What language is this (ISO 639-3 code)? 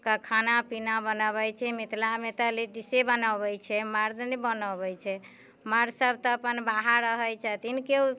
mai